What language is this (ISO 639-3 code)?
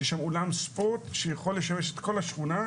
heb